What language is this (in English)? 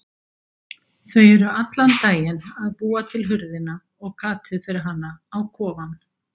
Icelandic